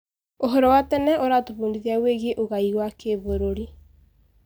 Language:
Kikuyu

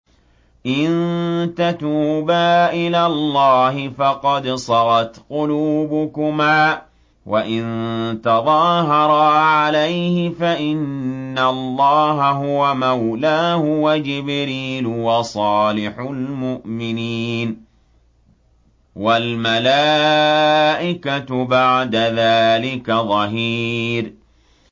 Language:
Arabic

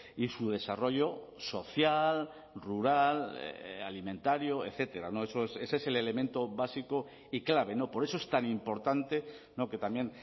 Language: Spanish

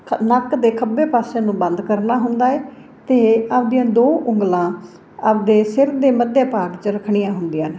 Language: Punjabi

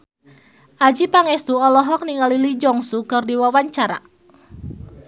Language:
Sundanese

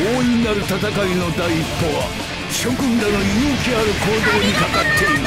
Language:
Japanese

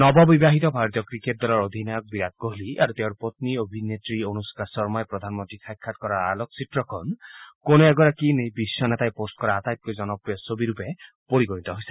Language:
Assamese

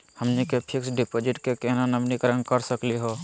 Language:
Magahi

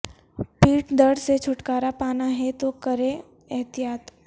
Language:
Urdu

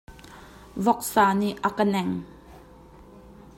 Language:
Hakha Chin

